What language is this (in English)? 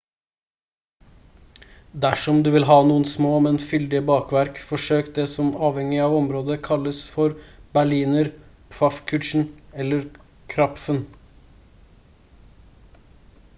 Norwegian Bokmål